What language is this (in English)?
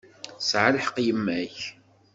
Kabyle